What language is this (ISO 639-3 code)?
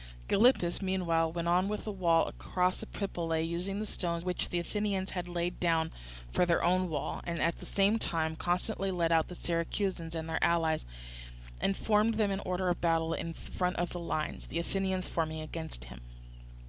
eng